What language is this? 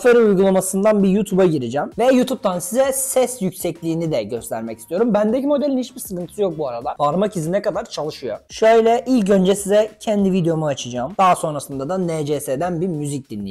Turkish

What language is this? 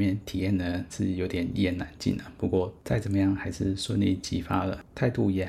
Chinese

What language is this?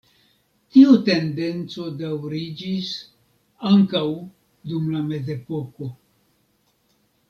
Esperanto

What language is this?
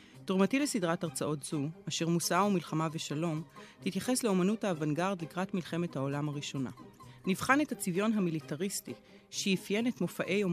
Hebrew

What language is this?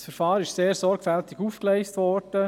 Swiss German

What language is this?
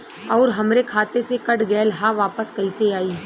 Bhojpuri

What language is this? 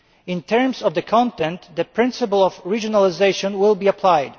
English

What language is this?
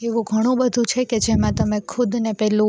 Gujarati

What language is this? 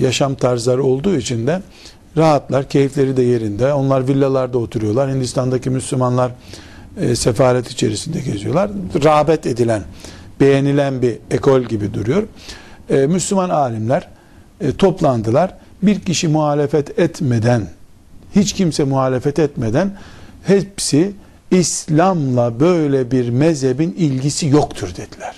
Turkish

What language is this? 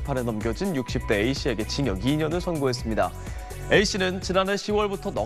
Korean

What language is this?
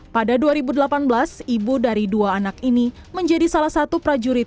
Indonesian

